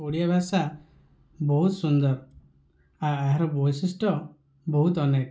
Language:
Odia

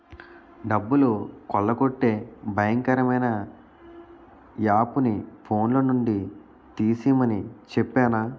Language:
Telugu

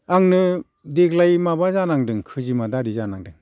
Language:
Bodo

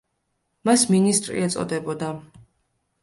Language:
Georgian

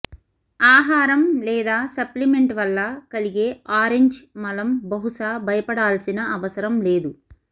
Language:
Telugu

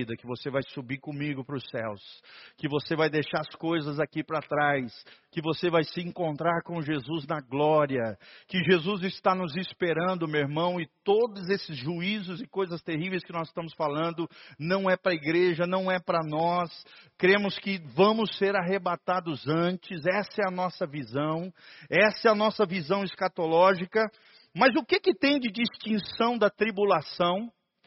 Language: Portuguese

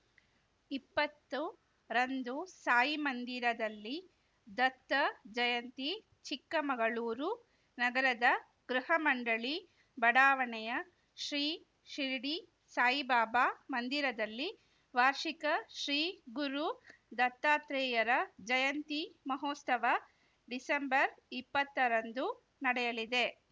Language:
Kannada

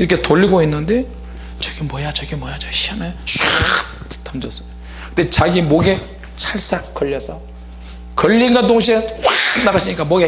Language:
Korean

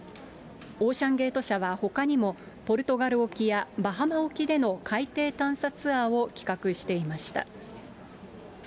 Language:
Japanese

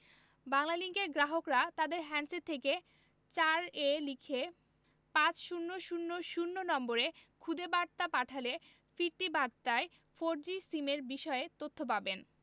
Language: Bangla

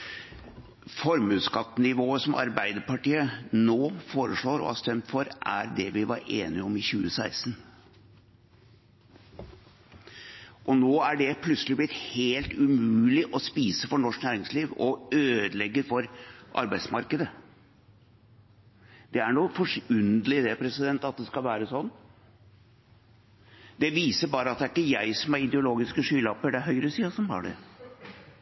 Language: Norwegian Bokmål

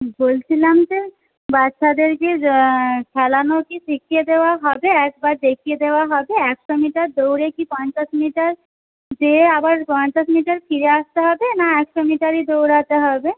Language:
Bangla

